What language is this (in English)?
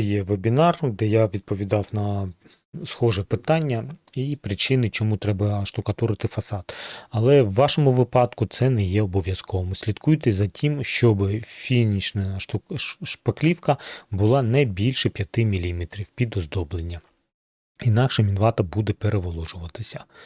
Ukrainian